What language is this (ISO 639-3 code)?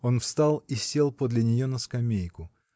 rus